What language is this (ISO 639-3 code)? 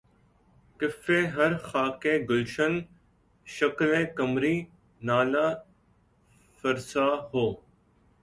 urd